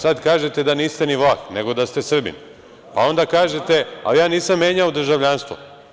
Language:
Serbian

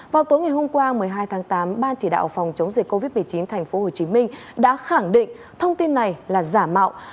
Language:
Vietnamese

